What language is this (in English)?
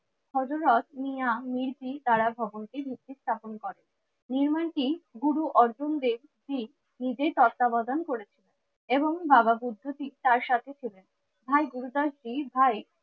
Bangla